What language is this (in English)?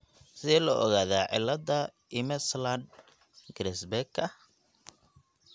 Somali